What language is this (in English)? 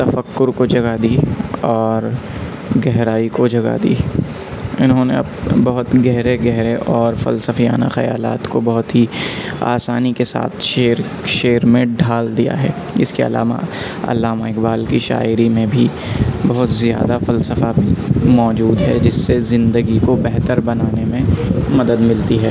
Urdu